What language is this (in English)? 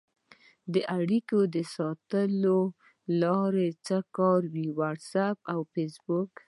Pashto